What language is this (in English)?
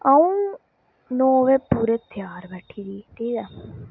Dogri